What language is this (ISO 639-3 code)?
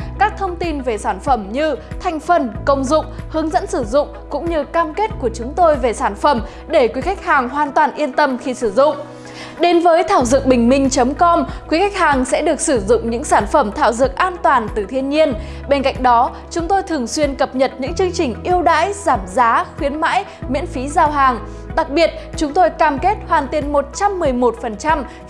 vie